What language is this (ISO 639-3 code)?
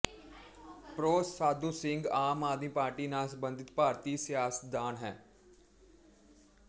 pan